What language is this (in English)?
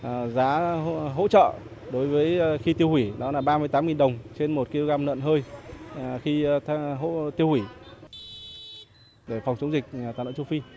Vietnamese